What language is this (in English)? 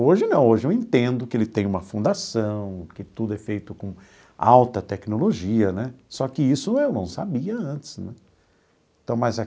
Portuguese